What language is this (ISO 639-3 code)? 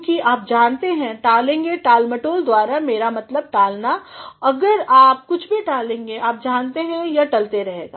hin